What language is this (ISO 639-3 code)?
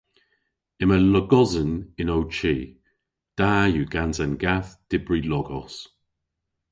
cor